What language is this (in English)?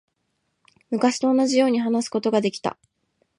Japanese